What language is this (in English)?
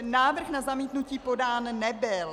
Czech